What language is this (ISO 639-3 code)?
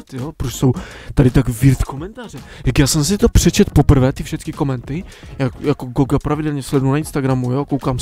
ces